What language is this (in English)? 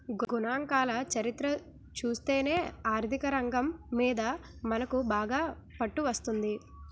Telugu